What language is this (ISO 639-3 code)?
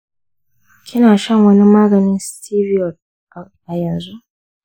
hau